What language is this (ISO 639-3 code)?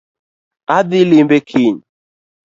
luo